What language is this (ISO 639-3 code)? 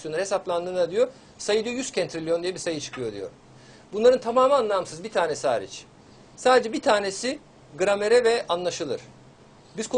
tur